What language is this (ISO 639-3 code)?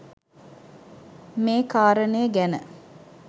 sin